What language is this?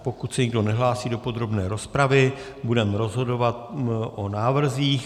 Czech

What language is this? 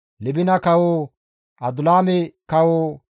Gamo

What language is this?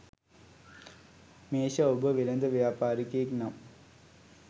Sinhala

